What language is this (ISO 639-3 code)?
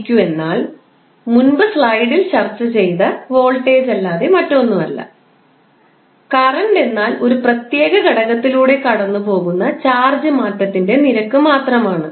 mal